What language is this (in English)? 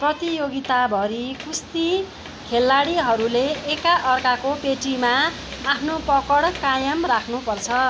Nepali